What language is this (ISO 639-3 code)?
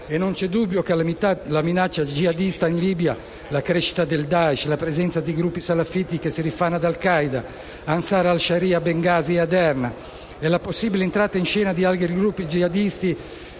ita